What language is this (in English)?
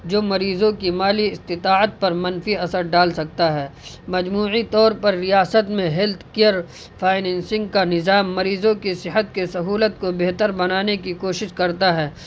Urdu